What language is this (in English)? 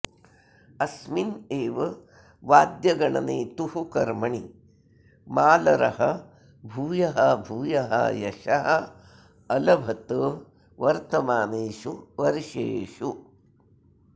Sanskrit